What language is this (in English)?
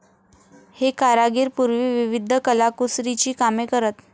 Marathi